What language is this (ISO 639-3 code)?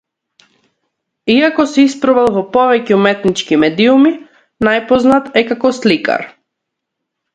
mkd